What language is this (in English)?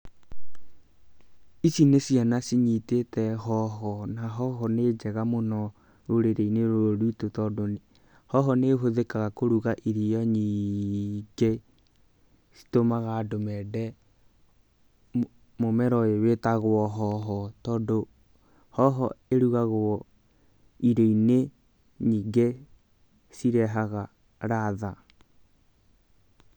Kikuyu